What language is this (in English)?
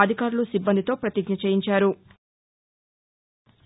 Telugu